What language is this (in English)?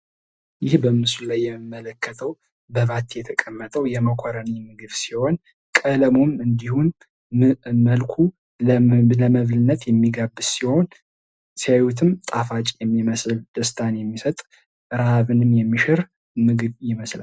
Amharic